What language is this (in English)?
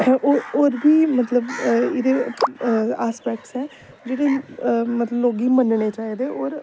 Dogri